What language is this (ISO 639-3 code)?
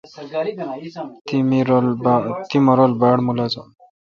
xka